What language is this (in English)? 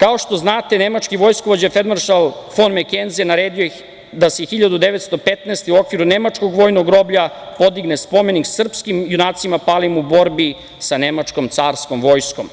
Serbian